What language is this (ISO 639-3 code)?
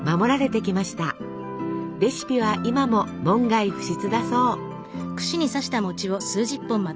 jpn